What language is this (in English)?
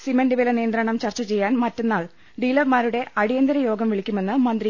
Malayalam